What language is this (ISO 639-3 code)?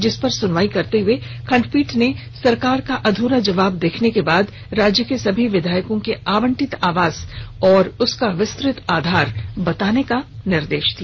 hin